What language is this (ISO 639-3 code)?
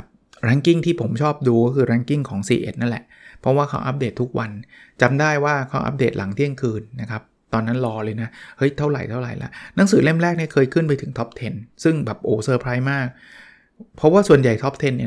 tha